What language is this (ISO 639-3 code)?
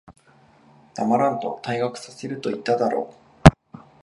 jpn